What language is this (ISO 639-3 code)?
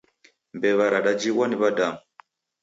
dav